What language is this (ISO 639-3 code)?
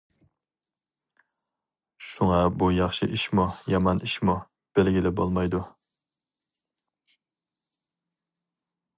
uig